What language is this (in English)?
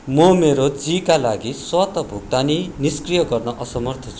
Nepali